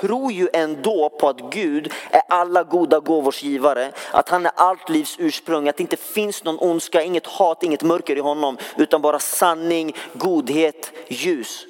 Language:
Swedish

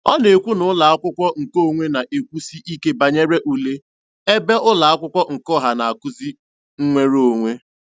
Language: Igbo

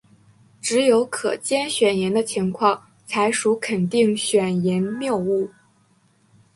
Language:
Chinese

